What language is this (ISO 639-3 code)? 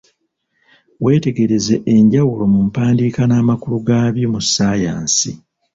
lug